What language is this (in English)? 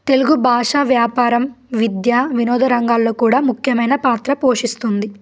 Telugu